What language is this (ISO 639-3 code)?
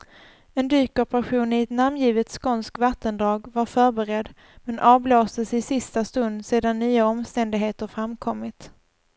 swe